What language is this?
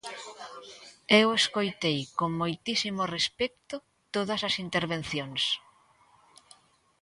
Galician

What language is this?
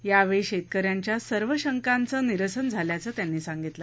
Marathi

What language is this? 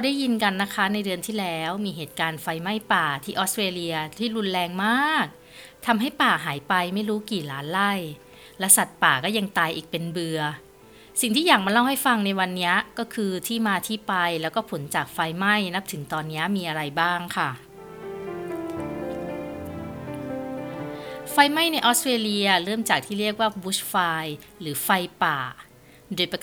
Thai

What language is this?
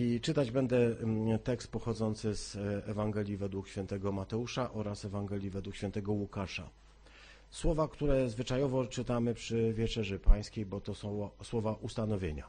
Polish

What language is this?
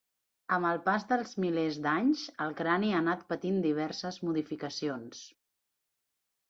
Catalan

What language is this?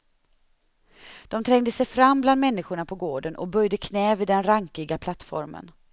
Swedish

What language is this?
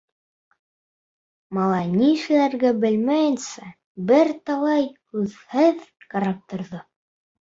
Bashkir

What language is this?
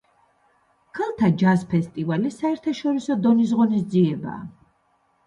Georgian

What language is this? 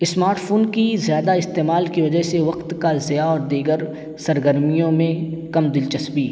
Urdu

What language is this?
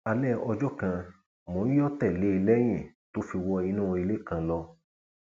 Yoruba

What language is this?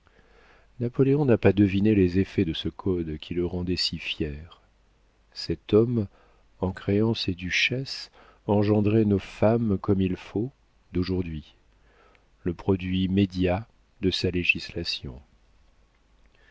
French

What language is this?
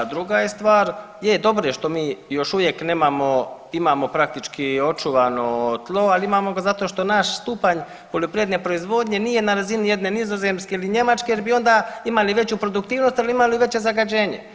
Croatian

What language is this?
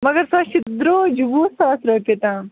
Kashmiri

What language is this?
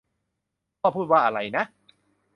Thai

